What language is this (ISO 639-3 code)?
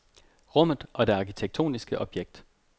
dan